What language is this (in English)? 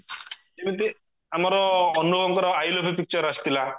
Odia